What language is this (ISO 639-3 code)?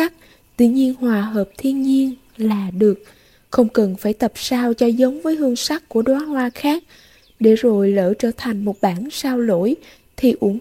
vie